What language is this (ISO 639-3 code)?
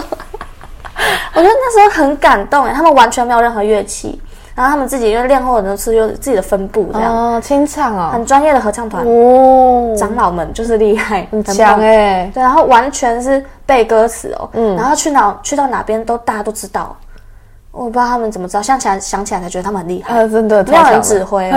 zho